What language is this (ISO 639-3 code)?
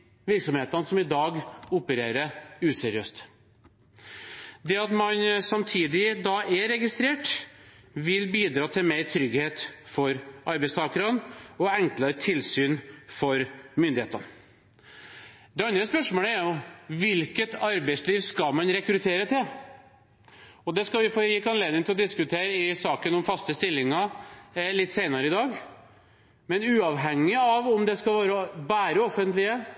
nob